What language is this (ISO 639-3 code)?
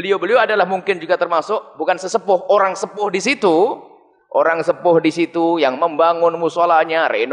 ind